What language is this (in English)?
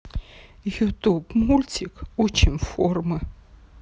Russian